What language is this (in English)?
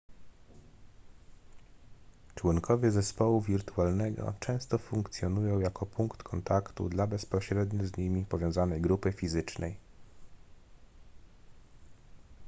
Polish